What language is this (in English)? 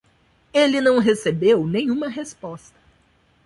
Portuguese